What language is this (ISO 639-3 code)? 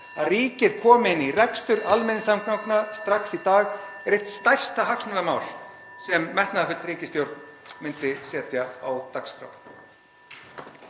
isl